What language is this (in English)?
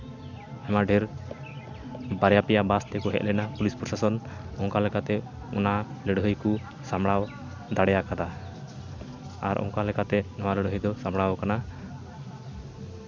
Santali